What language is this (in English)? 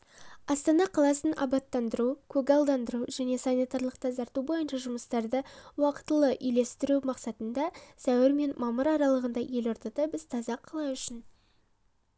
Kazakh